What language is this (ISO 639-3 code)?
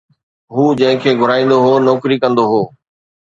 snd